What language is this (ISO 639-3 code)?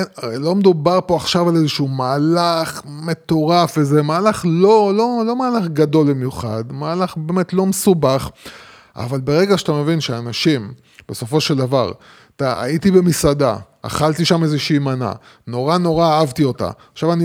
heb